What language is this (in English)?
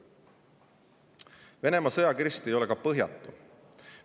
Estonian